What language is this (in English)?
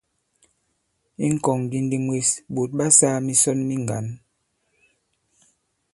Bankon